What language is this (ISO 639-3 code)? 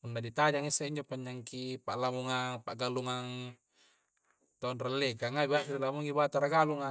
kjc